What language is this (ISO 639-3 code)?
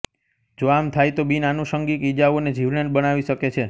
guj